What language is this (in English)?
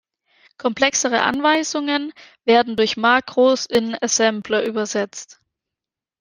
German